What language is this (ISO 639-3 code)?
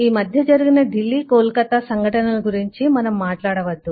tel